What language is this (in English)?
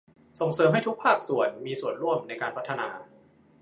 Thai